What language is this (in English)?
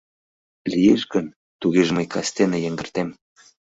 Mari